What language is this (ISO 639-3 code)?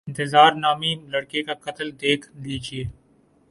urd